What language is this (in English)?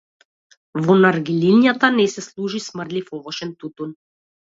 Macedonian